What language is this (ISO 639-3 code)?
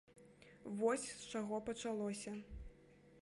bel